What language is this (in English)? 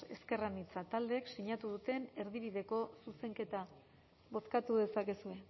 Basque